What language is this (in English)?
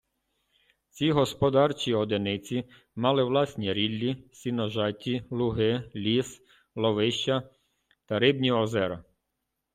Ukrainian